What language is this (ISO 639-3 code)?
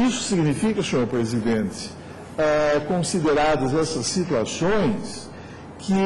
por